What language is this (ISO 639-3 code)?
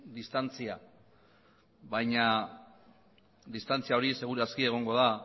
eus